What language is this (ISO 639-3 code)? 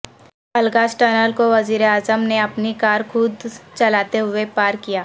urd